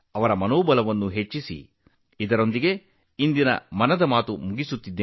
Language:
Kannada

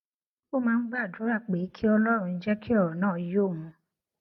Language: Yoruba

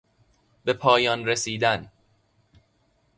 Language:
Persian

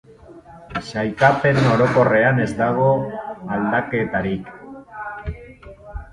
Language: Basque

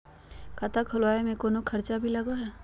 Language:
Magahi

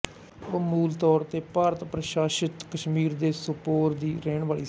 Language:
Punjabi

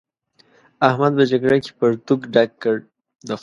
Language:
Pashto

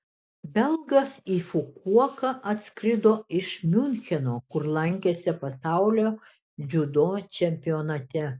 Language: Lithuanian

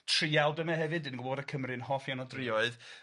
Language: Welsh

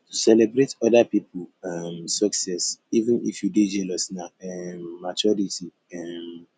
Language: Nigerian Pidgin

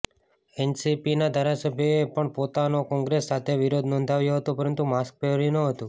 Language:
Gujarati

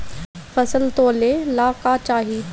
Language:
Bhojpuri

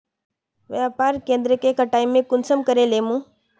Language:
Magahi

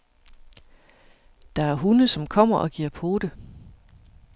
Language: Danish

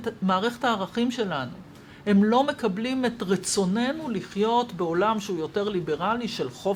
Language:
Hebrew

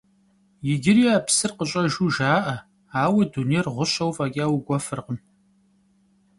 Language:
Kabardian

